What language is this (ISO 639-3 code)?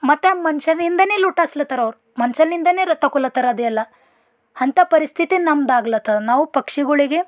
kan